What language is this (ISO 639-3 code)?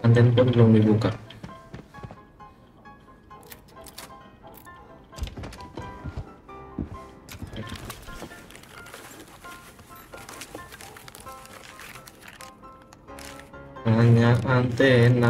ind